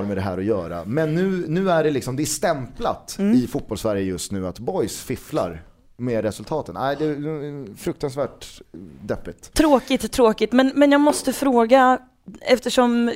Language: Swedish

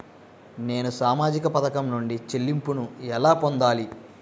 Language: Telugu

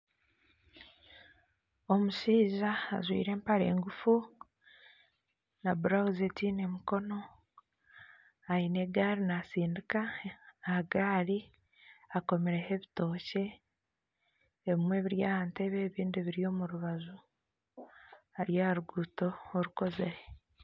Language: Nyankole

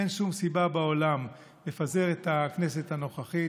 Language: Hebrew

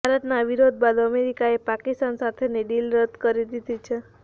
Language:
Gujarati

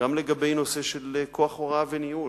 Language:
Hebrew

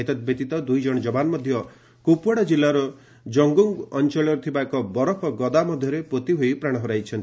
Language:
Odia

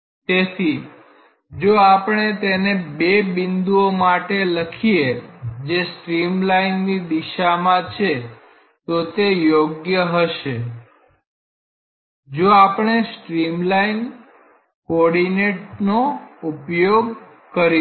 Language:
Gujarati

